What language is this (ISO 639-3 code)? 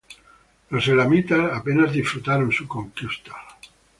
spa